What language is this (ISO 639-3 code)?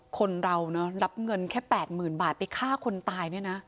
tha